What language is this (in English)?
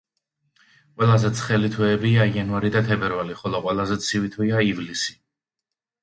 Georgian